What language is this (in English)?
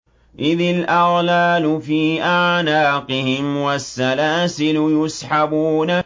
Arabic